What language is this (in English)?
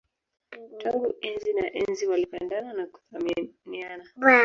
Swahili